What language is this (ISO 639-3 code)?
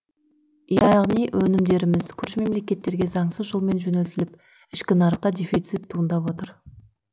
kaz